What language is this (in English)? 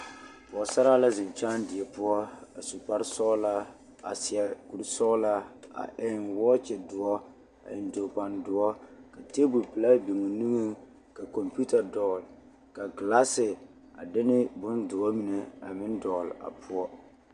Southern Dagaare